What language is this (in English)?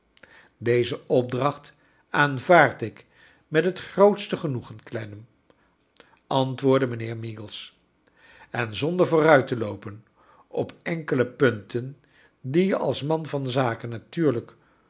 Dutch